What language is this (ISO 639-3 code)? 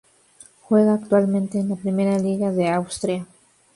spa